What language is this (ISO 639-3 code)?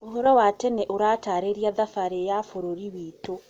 kik